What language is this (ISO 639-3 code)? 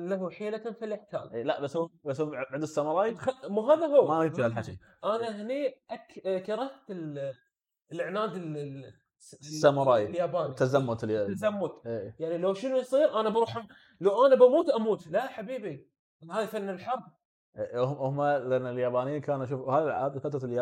ara